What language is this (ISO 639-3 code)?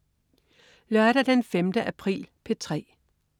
dan